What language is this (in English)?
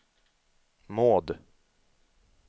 Swedish